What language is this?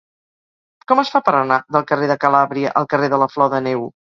Catalan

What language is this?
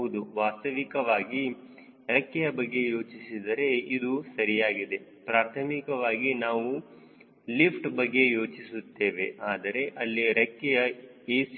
Kannada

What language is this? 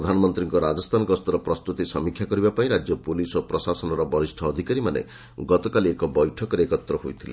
Odia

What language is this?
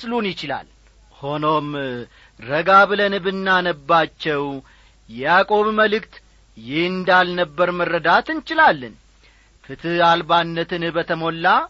Amharic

